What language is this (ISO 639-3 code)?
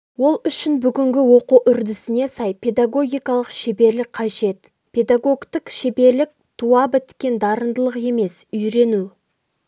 kaz